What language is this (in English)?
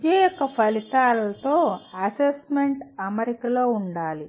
Telugu